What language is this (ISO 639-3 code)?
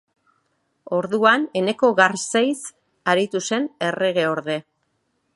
eus